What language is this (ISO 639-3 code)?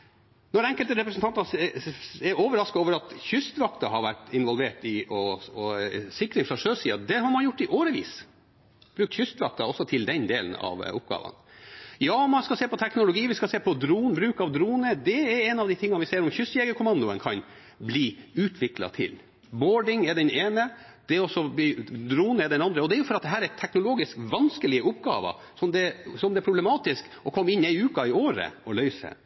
nob